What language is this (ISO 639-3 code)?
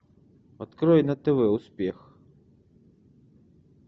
rus